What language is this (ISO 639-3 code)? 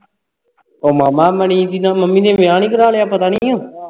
pan